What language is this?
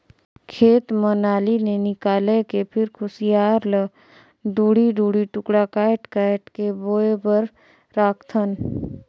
Chhattisgarhi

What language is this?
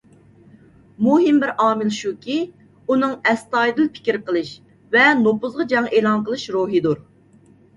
Uyghur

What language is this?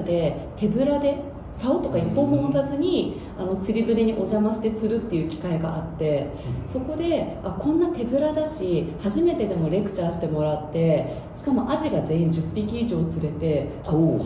Japanese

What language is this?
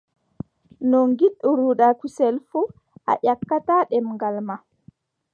Adamawa Fulfulde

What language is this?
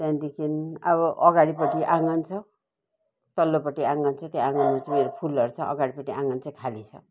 Nepali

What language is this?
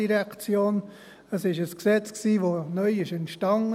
Swiss German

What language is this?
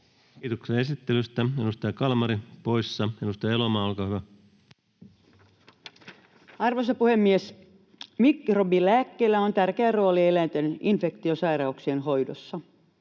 Finnish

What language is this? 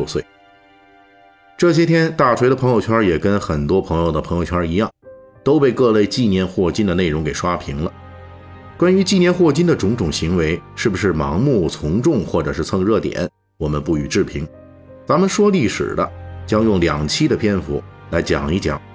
Chinese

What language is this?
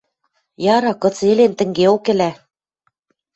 Western Mari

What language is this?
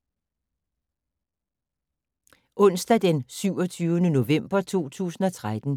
Danish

